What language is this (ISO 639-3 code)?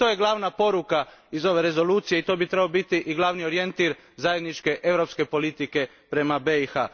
hrv